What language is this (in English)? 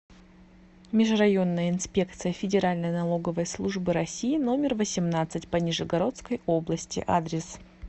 Russian